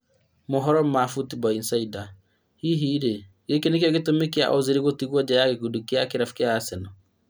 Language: Kikuyu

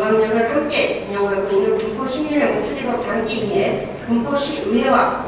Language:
Korean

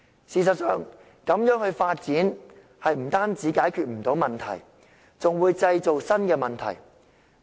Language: Cantonese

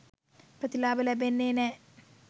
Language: Sinhala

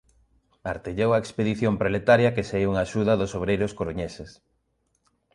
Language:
Galician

